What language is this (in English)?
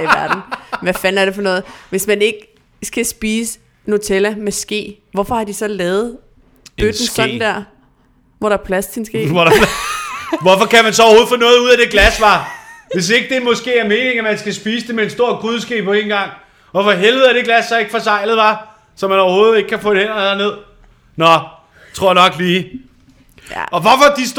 Danish